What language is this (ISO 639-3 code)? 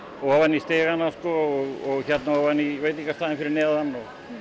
isl